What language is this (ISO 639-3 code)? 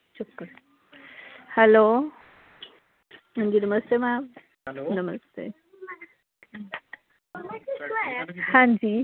doi